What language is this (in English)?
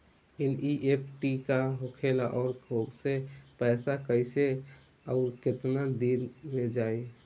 Bhojpuri